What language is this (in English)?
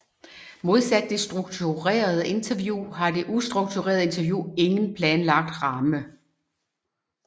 Danish